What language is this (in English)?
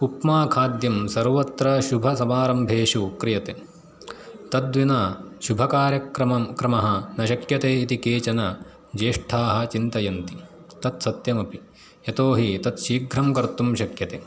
Sanskrit